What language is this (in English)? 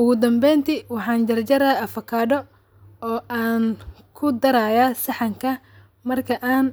Somali